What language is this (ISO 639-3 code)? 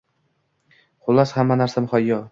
uzb